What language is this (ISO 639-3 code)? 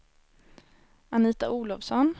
swe